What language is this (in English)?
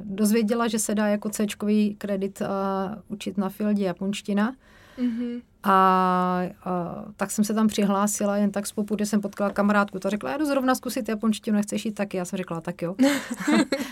Czech